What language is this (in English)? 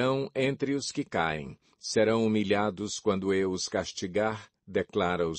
Portuguese